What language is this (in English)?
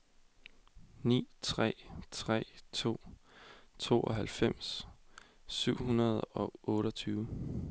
Danish